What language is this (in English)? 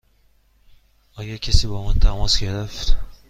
Persian